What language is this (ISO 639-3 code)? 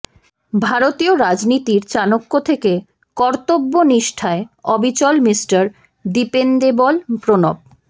ben